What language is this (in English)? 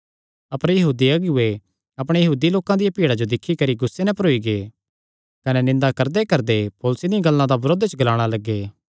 Kangri